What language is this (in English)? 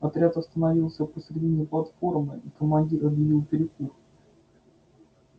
Russian